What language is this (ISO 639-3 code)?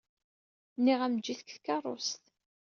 kab